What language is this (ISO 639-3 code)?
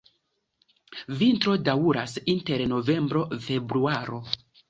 epo